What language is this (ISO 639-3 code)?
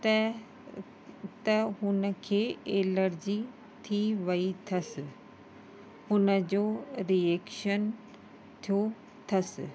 snd